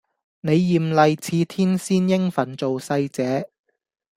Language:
Cantonese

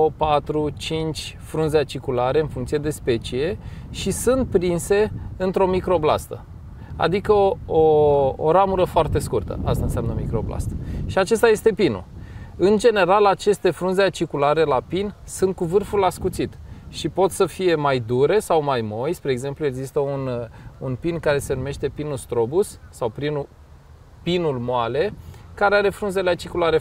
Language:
Romanian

